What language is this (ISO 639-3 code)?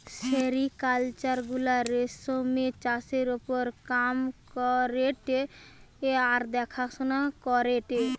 ben